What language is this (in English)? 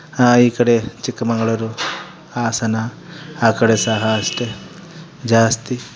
Kannada